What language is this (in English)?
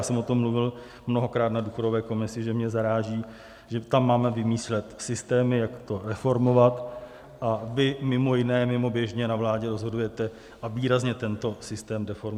Czech